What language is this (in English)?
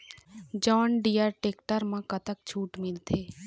Chhattisgarhi